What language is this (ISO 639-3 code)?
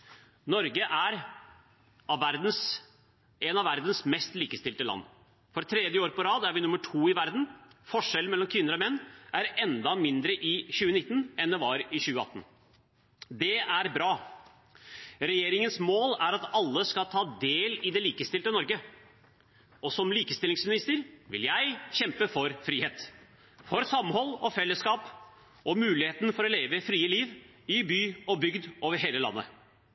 nob